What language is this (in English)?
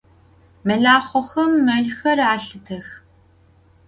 Adyghe